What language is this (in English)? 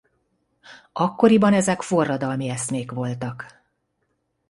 Hungarian